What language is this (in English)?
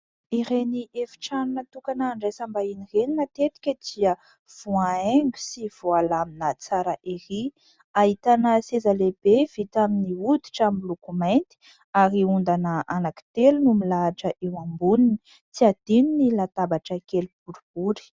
Malagasy